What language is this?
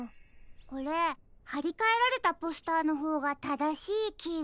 Japanese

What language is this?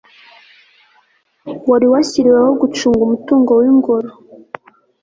Kinyarwanda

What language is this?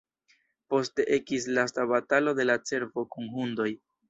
Esperanto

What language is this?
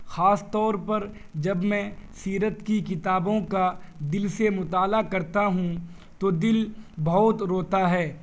Urdu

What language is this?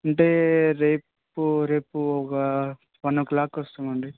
Telugu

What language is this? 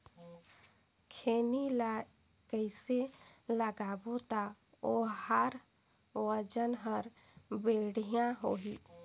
Chhattisgarhi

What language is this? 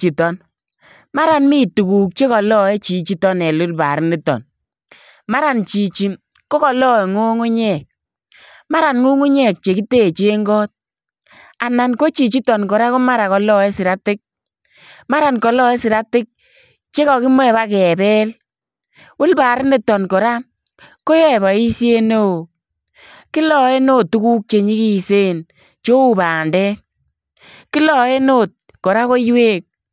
Kalenjin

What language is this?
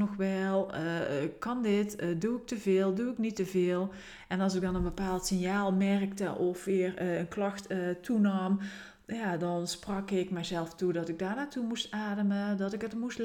Dutch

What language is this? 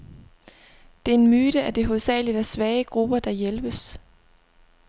Danish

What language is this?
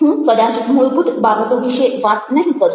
Gujarati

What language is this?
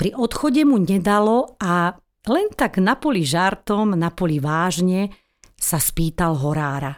Slovak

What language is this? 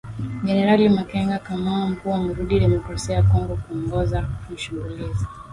Swahili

